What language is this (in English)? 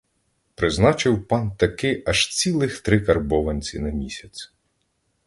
Ukrainian